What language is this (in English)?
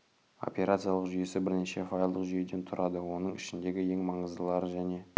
Kazakh